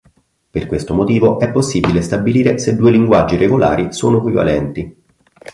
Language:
Italian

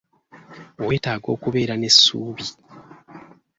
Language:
Ganda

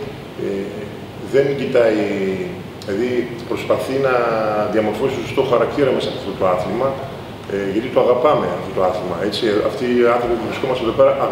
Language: Greek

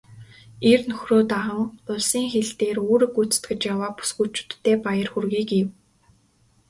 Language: Mongolian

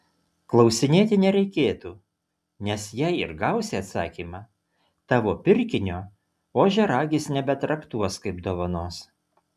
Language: Lithuanian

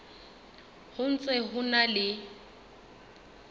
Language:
Southern Sotho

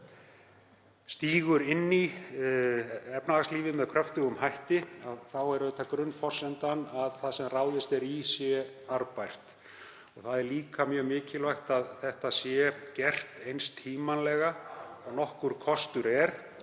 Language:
Icelandic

